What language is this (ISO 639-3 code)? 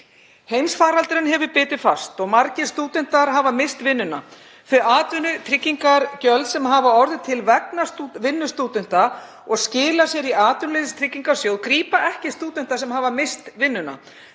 isl